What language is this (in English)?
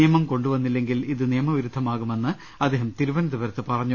Malayalam